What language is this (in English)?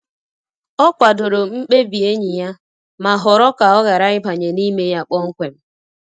Igbo